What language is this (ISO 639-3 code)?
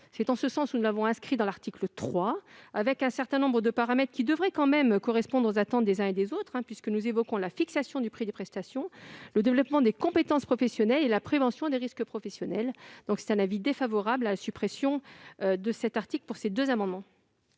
fra